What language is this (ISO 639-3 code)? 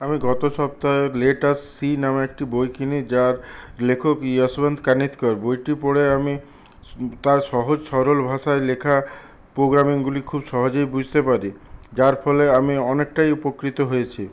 ben